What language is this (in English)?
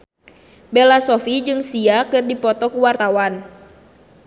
Sundanese